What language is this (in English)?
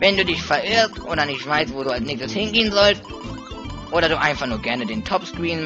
German